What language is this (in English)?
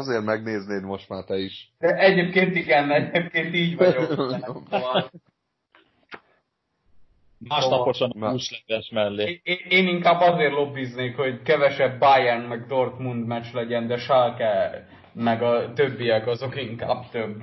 Hungarian